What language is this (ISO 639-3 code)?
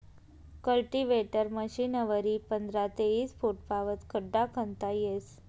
mar